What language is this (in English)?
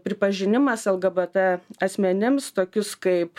Lithuanian